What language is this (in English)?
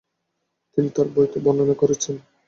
Bangla